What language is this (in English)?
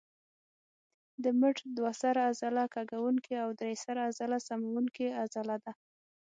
Pashto